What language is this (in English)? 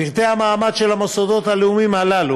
Hebrew